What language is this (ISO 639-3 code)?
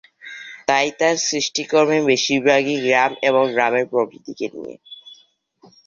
ben